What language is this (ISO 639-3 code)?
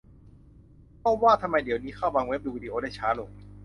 tha